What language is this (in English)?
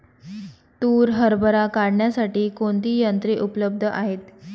Marathi